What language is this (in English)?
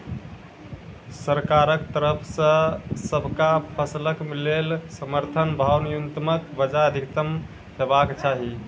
Maithili